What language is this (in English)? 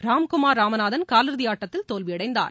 Tamil